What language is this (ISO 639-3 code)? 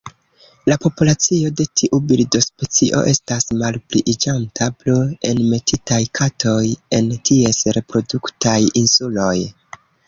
epo